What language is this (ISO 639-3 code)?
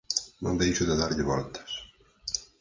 glg